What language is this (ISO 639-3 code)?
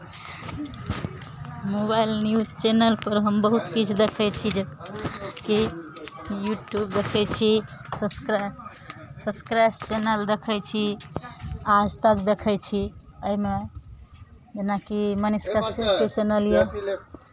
mai